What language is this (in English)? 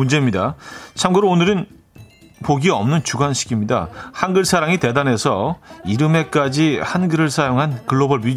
Korean